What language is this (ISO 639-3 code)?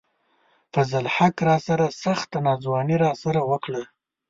pus